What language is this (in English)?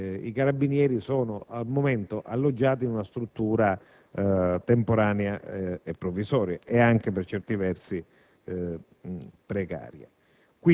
Italian